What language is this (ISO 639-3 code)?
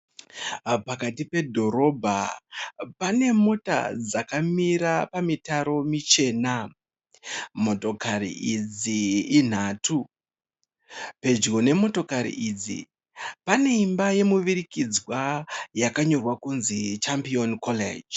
sna